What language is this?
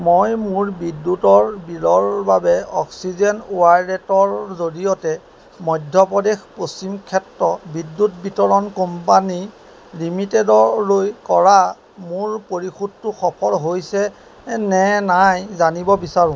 Assamese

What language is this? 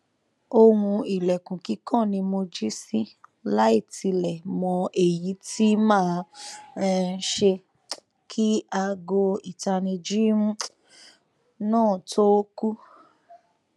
Yoruba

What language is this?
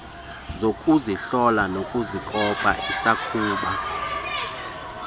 Xhosa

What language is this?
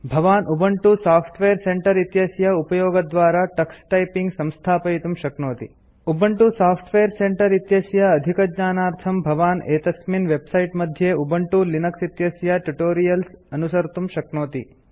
Sanskrit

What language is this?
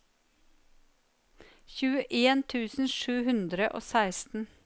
Norwegian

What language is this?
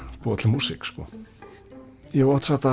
Icelandic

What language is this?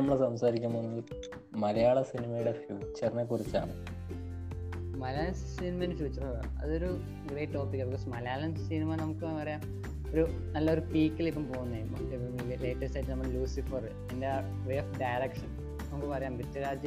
Malayalam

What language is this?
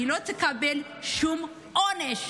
Hebrew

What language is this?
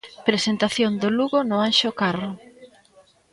Galician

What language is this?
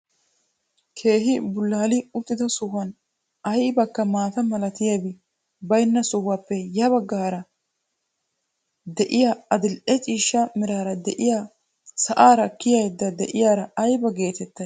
Wolaytta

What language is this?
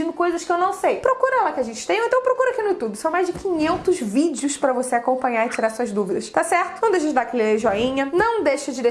Portuguese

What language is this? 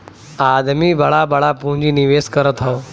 Bhojpuri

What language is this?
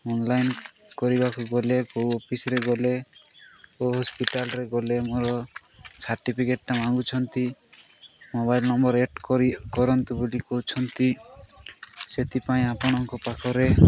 Odia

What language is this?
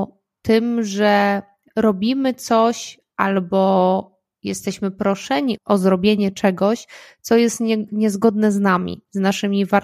Polish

